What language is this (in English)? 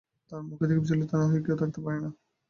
Bangla